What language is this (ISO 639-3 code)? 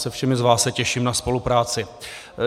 ces